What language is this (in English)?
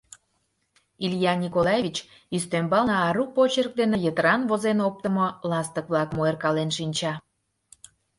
Mari